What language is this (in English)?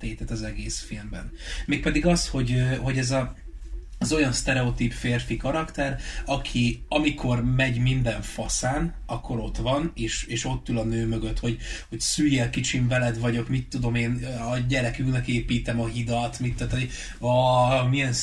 Hungarian